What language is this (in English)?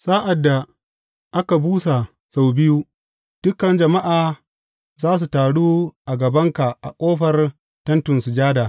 Hausa